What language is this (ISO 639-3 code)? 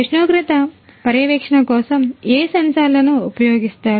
tel